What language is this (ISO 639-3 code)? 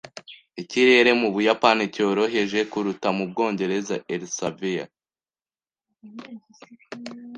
kin